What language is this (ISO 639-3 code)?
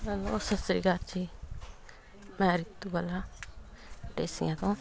pan